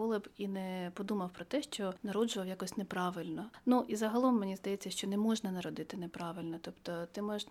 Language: Ukrainian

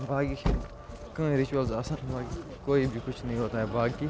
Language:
Kashmiri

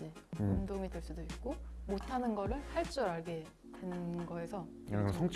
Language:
Korean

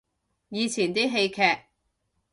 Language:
Cantonese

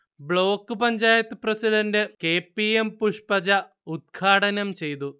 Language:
Malayalam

